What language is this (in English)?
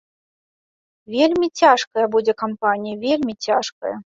Belarusian